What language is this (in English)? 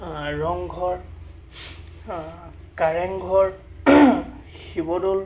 Assamese